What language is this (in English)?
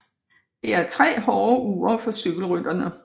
Danish